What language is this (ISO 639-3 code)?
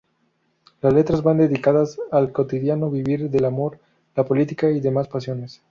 spa